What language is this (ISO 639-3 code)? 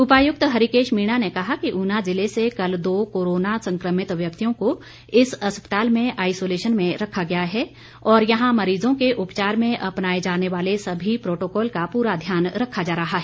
hin